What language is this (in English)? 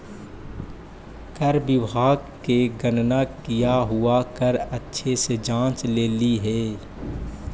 Magahi